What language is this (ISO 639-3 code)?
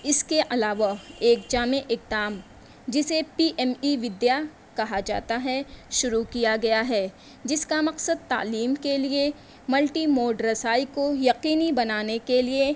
urd